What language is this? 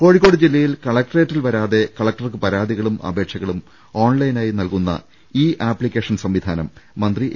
Malayalam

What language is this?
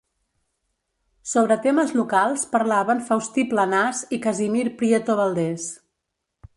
Catalan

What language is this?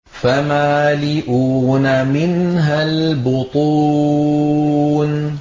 Arabic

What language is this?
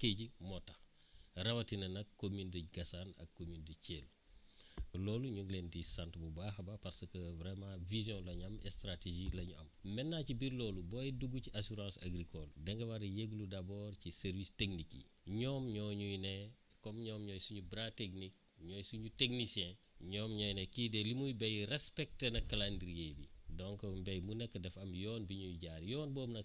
Wolof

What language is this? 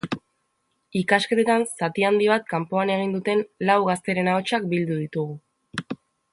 Basque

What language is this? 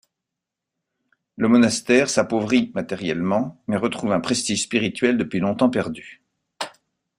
French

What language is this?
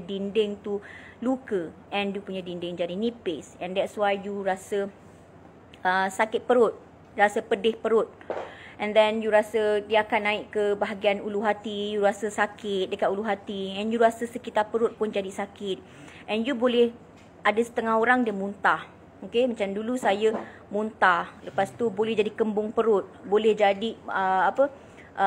Malay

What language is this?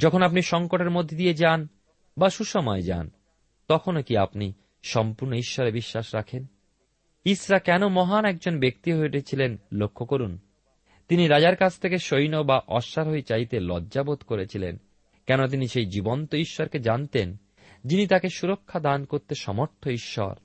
Bangla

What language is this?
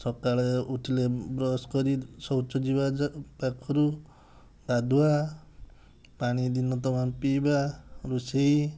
Odia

